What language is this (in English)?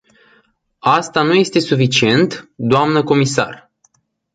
Romanian